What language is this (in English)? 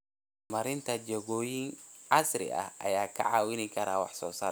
Somali